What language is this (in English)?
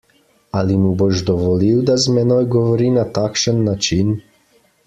Slovenian